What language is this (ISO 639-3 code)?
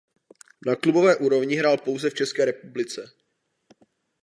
ces